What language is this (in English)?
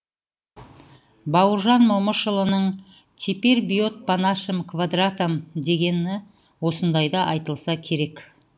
Kazakh